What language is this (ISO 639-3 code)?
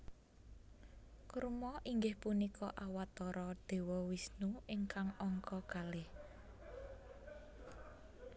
jav